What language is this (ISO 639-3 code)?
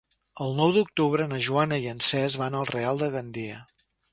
cat